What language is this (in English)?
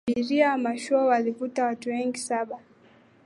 Swahili